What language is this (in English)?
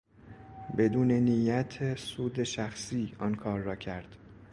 Persian